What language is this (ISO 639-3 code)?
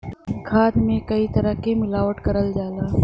bho